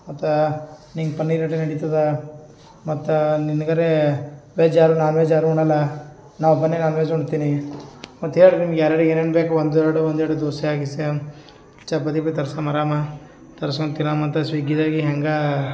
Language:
Kannada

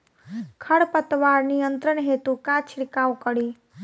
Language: Bhojpuri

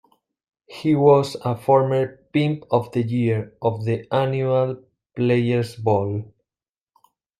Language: English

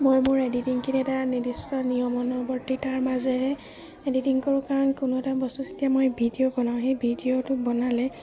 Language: Assamese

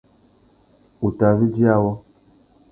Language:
Tuki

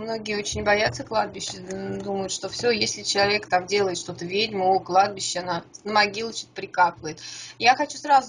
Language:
Russian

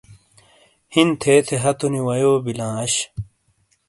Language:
Shina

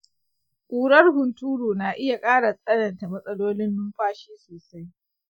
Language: Hausa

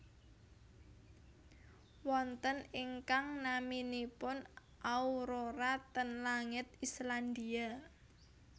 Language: Javanese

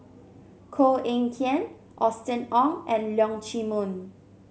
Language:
English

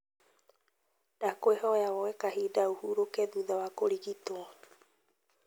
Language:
Kikuyu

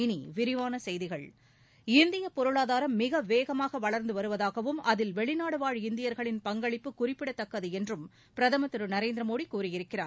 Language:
Tamil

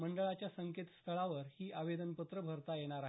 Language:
Marathi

